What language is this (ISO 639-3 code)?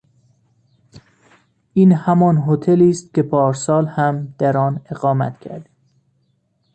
fas